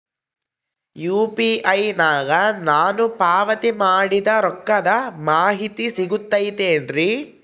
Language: Kannada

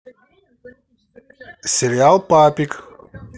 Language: Russian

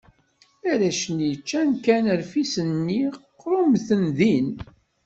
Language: Kabyle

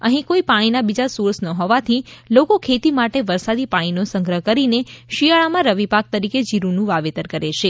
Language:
Gujarati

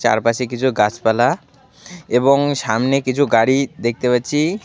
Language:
Bangla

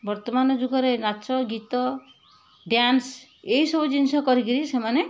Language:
Odia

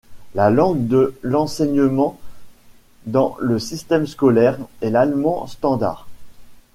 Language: French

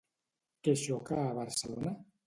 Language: Catalan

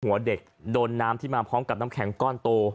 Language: Thai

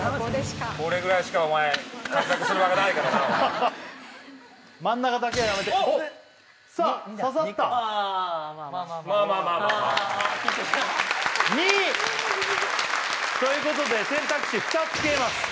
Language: Japanese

